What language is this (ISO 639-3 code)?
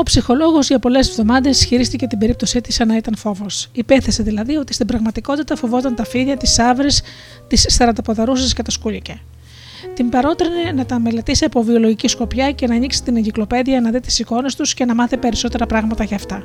ell